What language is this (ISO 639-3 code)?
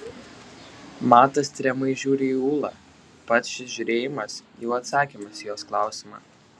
lit